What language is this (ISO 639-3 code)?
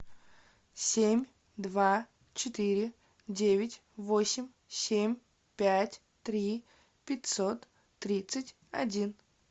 rus